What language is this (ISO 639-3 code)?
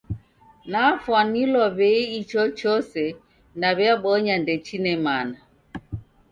dav